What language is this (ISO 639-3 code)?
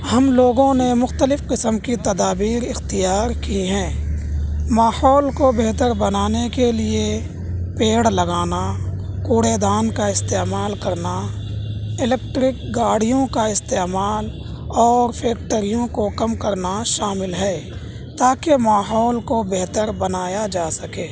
urd